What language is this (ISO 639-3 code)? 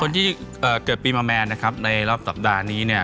tha